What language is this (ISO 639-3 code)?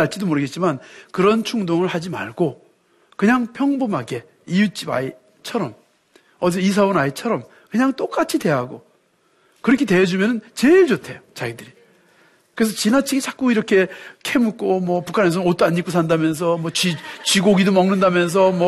kor